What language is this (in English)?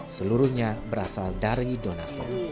Indonesian